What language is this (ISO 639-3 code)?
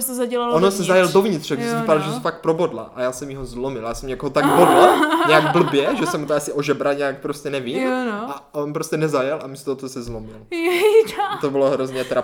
ces